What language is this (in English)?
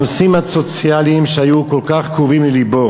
Hebrew